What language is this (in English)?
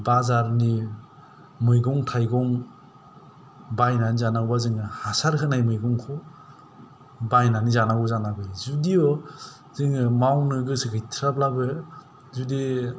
Bodo